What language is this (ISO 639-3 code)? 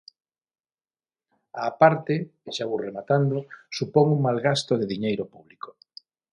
glg